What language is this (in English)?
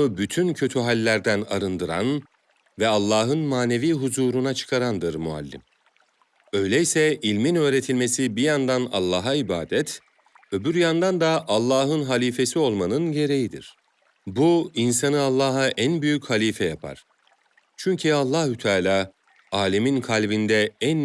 Turkish